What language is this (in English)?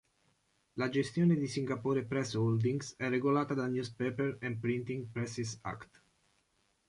Italian